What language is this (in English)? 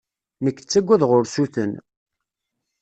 Kabyle